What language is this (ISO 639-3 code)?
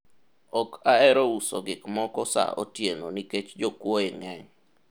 luo